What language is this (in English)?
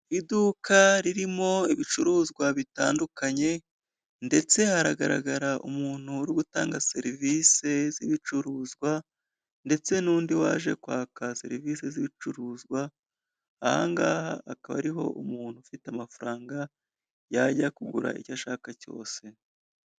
Kinyarwanda